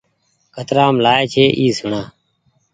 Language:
Goaria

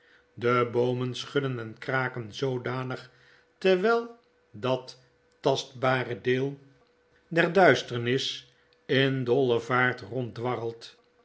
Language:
Dutch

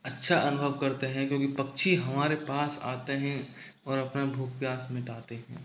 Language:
Hindi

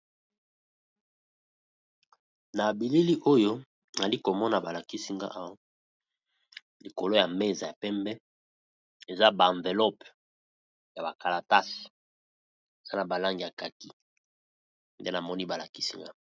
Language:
Lingala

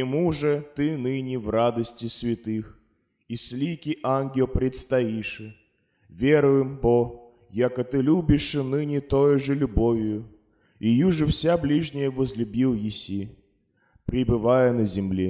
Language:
Russian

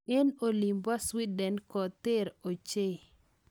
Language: Kalenjin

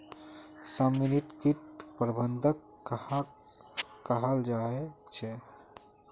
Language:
Magahi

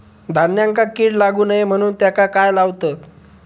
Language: Marathi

